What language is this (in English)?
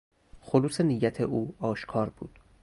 Persian